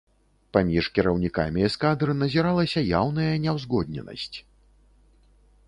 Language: Belarusian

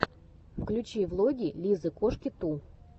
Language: Russian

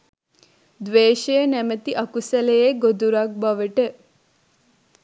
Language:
Sinhala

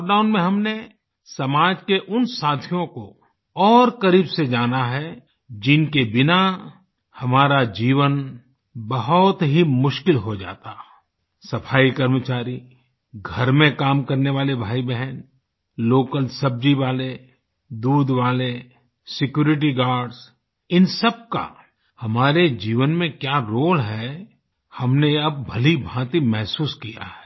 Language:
Hindi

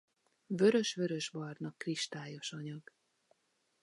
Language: Hungarian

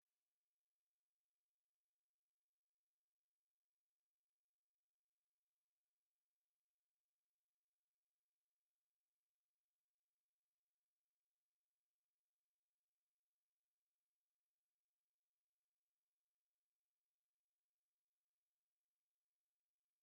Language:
Kinyarwanda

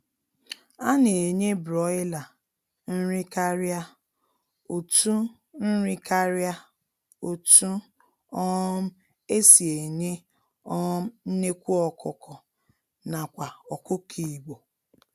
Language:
Igbo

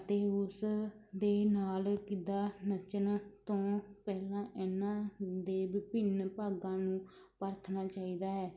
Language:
Punjabi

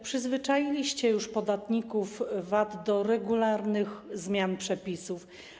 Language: Polish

